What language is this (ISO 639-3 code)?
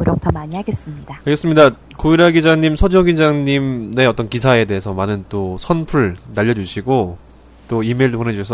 kor